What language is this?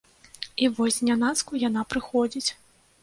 Belarusian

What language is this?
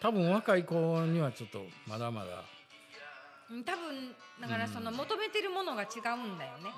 Japanese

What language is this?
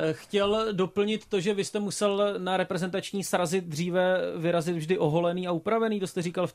Czech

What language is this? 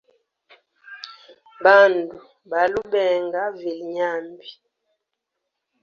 Hemba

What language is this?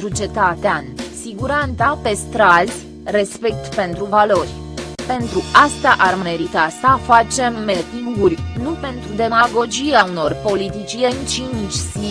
Romanian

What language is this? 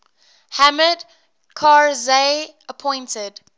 English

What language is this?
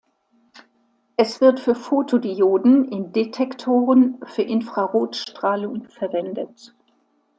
German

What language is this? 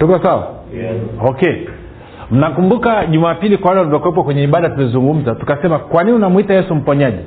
Swahili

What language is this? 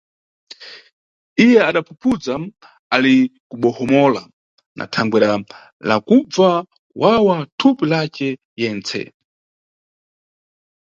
Nyungwe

